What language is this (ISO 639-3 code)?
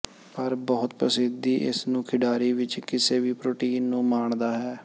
pan